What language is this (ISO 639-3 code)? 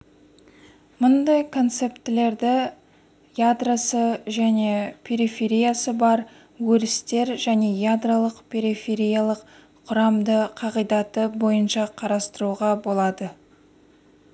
kaz